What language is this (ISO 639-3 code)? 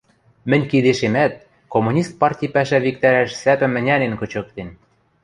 mrj